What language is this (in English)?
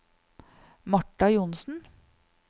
Norwegian